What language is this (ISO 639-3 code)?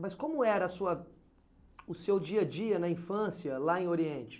por